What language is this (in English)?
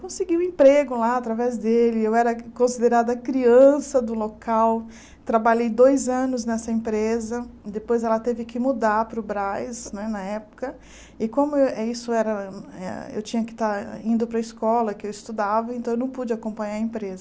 Portuguese